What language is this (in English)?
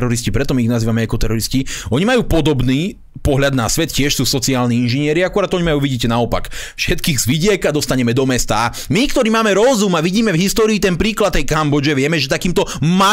Slovak